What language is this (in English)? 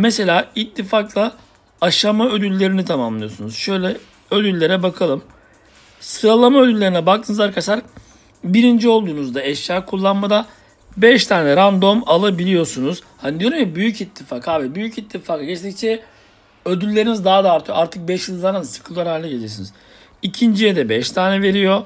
Turkish